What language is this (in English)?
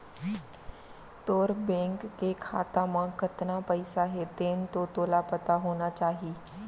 Chhattisgarhi